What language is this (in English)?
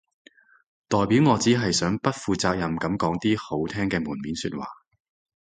Cantonese